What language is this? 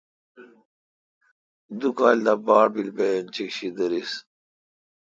Kalkoti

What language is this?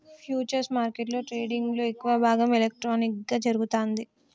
Telugu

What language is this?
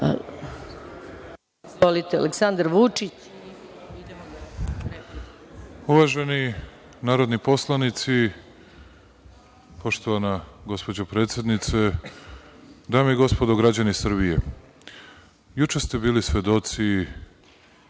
Serbian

